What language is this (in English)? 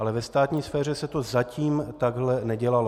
Czech